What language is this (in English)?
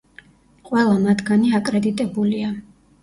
Georgian